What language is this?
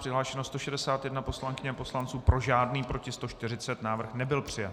Czech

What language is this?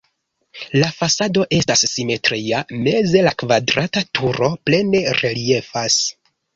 Esperanto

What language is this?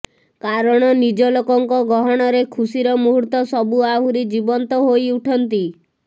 Odia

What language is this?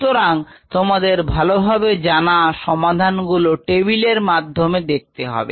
Bangla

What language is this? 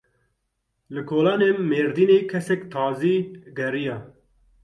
Kurdish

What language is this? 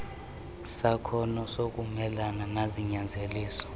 Xhosa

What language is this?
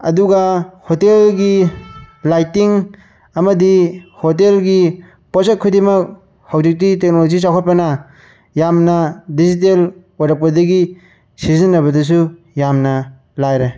Manipuri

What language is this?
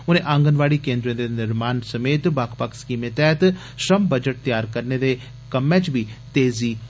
Dogri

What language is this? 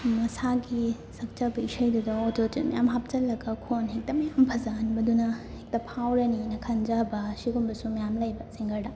Manipuri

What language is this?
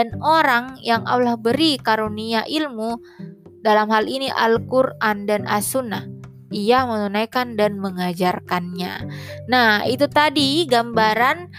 Indonesian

